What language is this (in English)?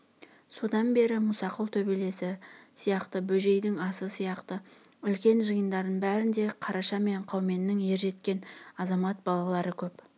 Kazakh